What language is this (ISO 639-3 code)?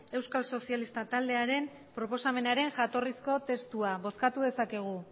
eus